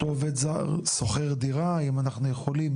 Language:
Hebrew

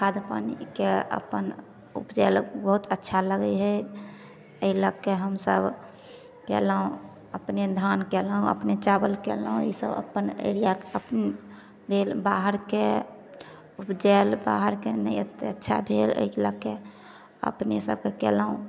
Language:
Maithili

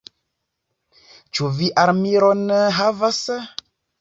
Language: Esperanto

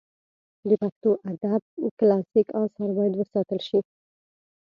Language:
Pashto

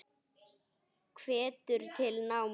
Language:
Icelandic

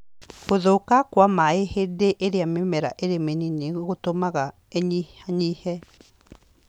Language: Kikuyu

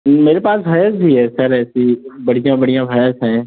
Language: Hindi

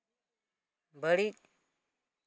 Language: Santali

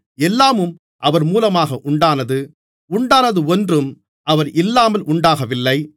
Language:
Tamil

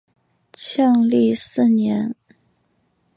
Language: Chinese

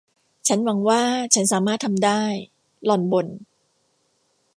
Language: Thai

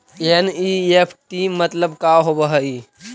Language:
Magahi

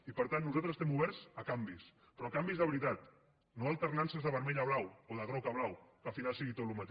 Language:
Catalan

